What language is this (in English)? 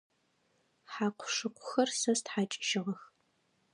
Adyghe